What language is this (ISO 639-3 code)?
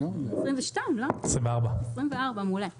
heb